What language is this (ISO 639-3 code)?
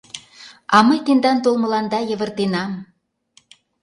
chm